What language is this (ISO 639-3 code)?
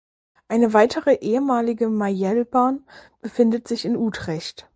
deu